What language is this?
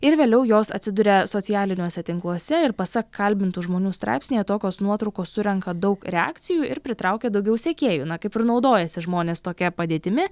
Lithuanian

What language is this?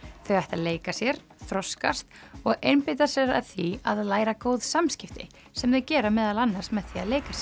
Icelandic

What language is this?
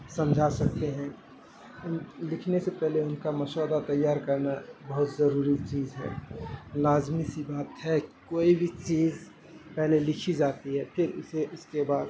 Urdu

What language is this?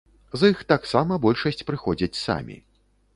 Belarusian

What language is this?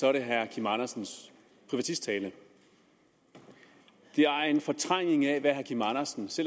Danish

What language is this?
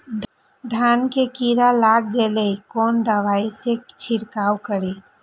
Maithili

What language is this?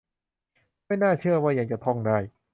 Thai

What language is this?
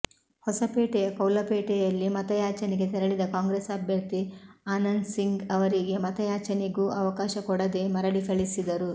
Kannada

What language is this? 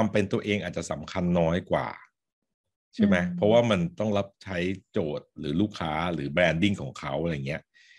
Thai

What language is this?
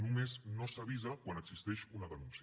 Catalan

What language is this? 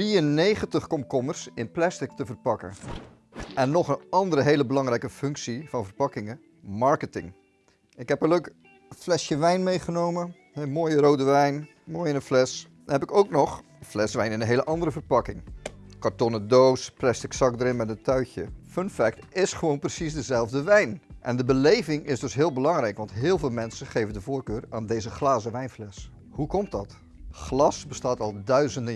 Dutch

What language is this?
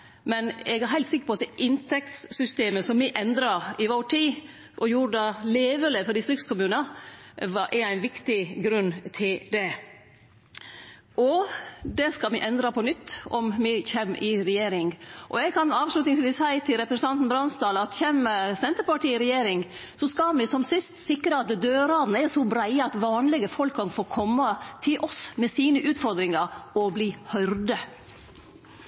Norwegian Nynorsk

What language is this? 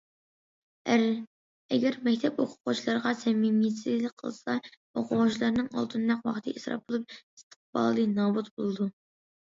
Uyghur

